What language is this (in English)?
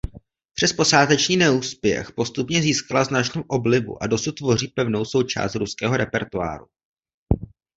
Czech